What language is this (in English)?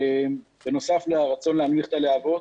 Hebrew